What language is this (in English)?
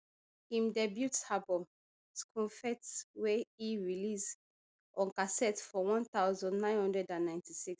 Nigerian Pidgin